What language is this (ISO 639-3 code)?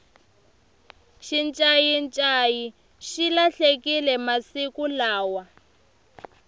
tso